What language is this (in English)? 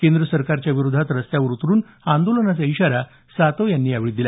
Marathi